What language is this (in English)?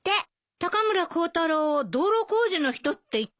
Japanese